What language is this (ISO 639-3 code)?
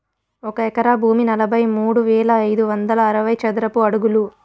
tel